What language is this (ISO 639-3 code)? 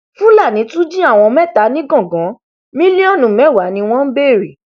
yor